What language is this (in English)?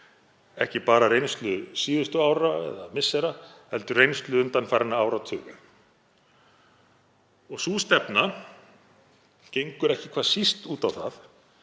Icelandic